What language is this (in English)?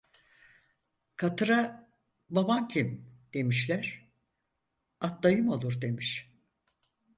Turkish